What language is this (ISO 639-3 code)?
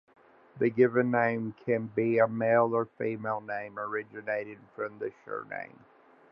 eng